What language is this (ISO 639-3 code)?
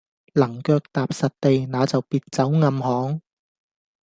yue